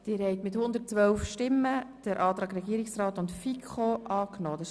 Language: Swiss German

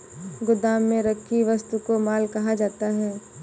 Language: Hindi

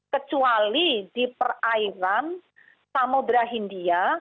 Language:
Indonesian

